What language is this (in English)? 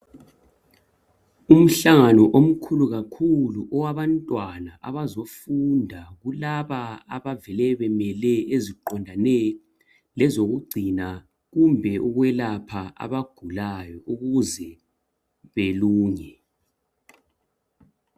North Ndebele